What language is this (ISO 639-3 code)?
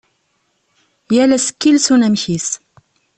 kab